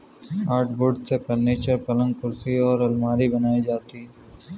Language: Hindi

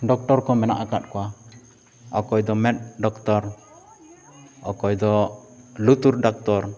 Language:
Santali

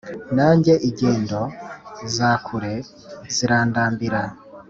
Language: Kinyarwanda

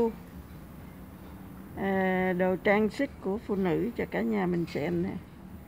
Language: Vietnamese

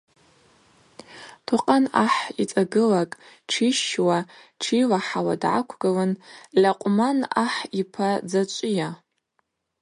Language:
Abaza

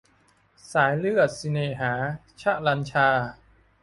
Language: Thai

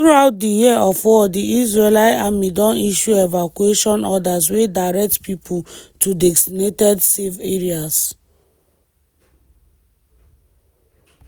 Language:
Nigerian Pidgin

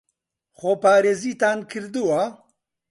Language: Central Kurdish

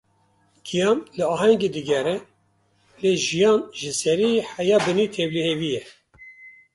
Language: Kurdish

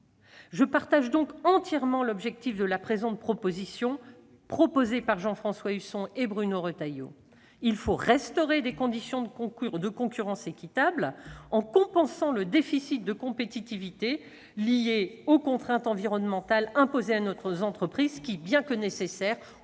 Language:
French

